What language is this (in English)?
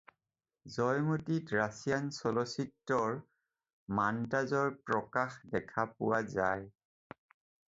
Assamese